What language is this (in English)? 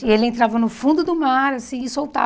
Portuguese